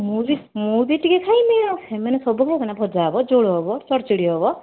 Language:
Odia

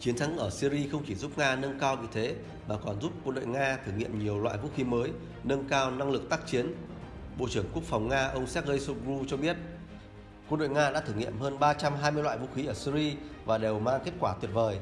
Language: Vietnamese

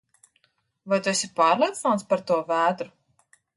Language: Latvian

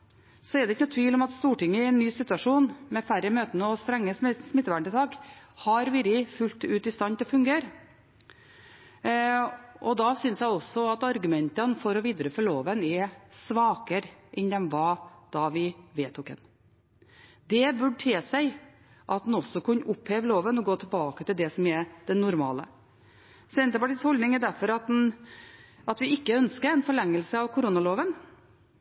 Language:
Norwegian Bokmål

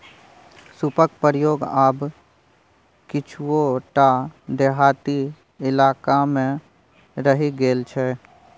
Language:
Maithili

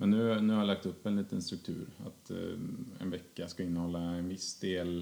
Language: Swedish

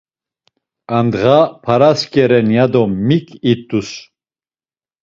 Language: Laz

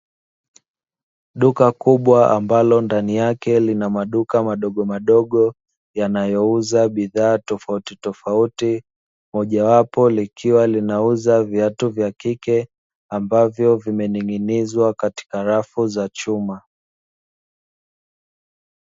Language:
Swahili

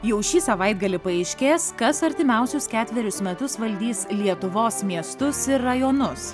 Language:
Lithuanian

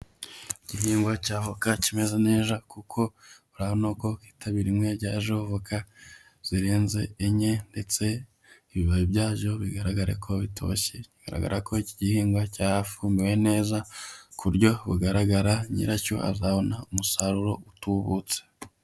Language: Kinyarwanda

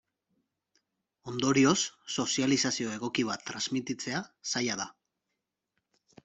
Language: Basque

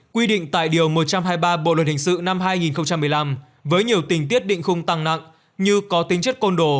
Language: Vietnamese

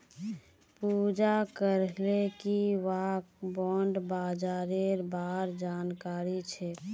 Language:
Magahi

